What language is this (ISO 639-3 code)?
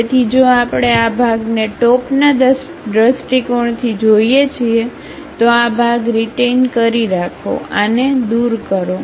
guj